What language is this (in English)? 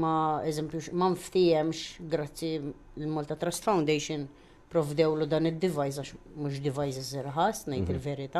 Arabic